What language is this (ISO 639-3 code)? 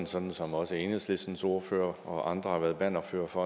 dan